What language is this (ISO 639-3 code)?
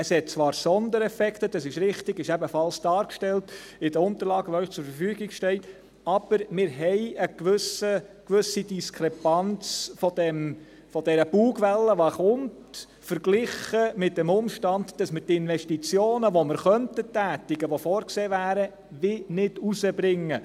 gsw